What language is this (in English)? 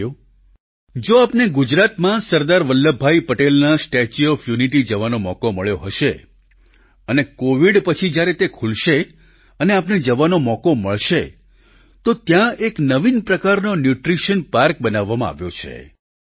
Gujarati